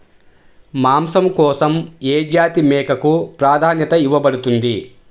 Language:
Telugu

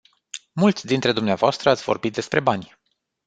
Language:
Romanian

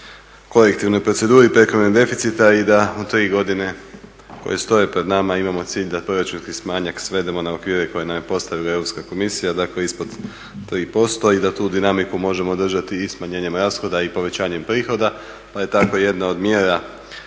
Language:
Croatian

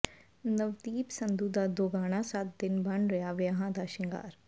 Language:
Punjabi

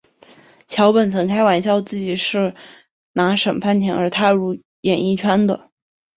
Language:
Chinese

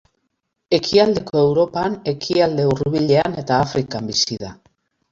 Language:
Basque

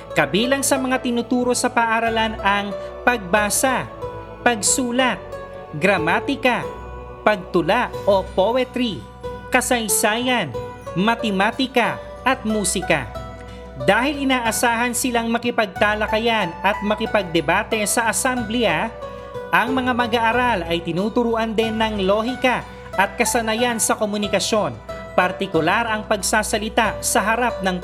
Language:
Filipino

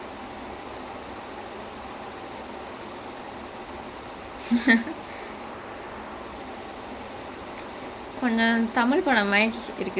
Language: English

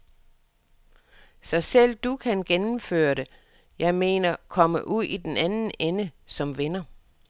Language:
Danish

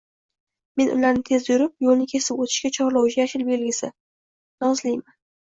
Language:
Uzbek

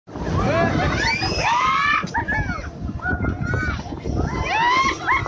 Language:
Thai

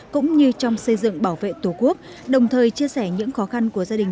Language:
Vietnamese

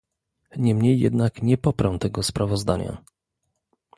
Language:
Polish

